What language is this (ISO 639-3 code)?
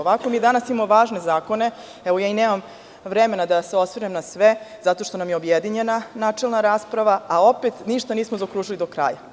srp